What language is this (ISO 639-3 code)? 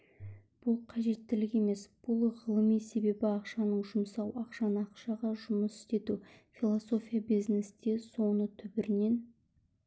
kaz